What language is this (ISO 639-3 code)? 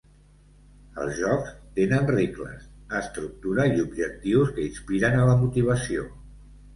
cat